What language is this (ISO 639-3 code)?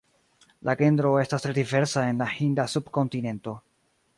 epo